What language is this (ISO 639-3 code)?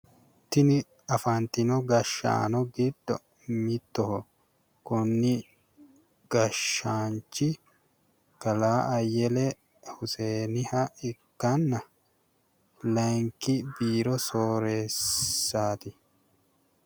sid